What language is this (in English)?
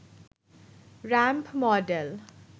Bangla